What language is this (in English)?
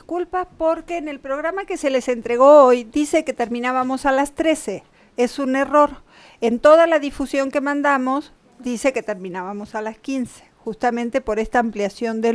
Spanish